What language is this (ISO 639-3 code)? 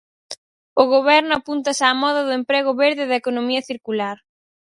glg